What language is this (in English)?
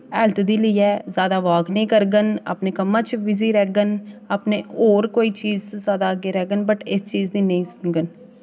Dogri